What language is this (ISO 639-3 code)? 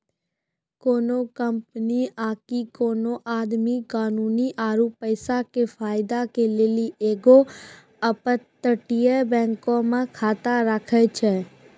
mai